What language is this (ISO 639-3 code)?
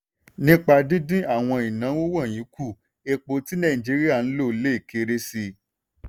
yor